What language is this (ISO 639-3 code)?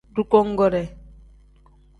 kdh